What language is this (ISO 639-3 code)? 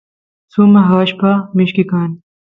qus